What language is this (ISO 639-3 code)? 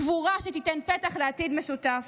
heb